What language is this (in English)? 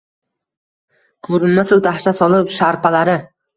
Uzbek